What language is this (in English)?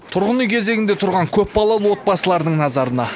Kazakh